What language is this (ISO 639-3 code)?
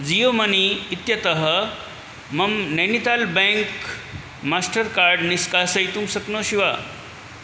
san